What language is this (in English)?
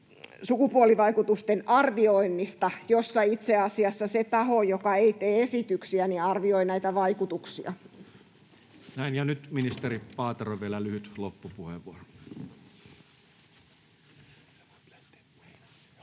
Finnish